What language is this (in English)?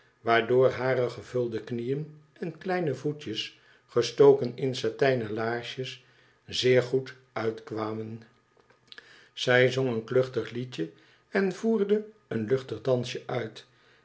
Dutch